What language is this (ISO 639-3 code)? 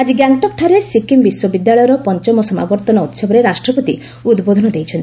ori